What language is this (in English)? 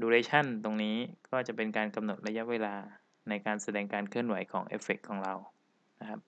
Thai